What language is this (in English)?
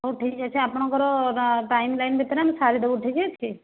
Odia